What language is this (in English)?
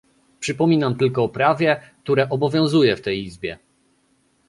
Polish